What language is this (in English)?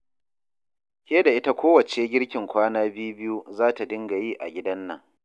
Hausa